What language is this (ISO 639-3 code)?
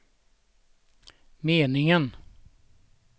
swe